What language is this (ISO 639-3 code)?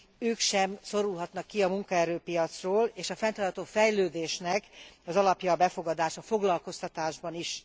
hun